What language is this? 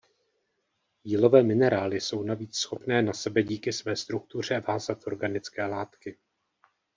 Czech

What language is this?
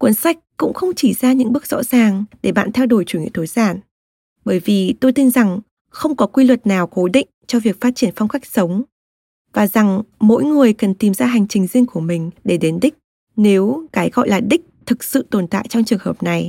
Vietnamese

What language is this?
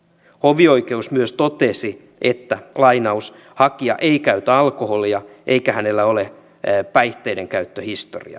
Finnish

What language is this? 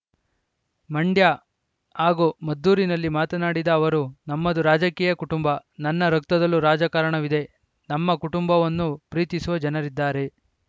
Kannada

